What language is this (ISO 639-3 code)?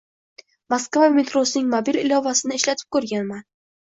uzb